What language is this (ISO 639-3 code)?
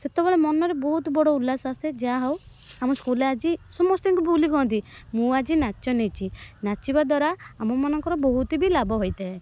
ori